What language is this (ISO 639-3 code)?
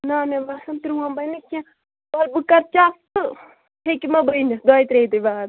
kas